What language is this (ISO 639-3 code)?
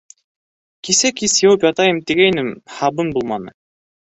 bak